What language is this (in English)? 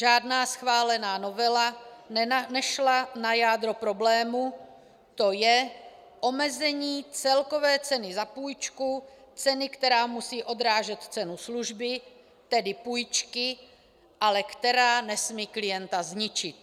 Czech